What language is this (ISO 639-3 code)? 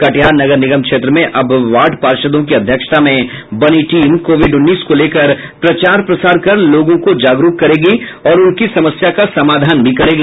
hin